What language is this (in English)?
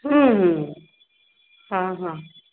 Maithili